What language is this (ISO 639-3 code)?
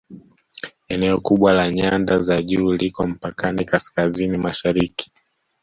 swa